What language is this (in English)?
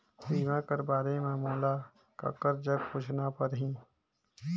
Chhattisgarhi